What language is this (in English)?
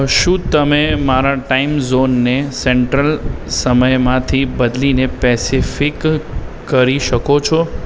Gujarati